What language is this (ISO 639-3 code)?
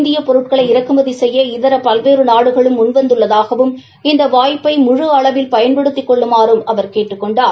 tam